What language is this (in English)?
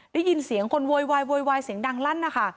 Thai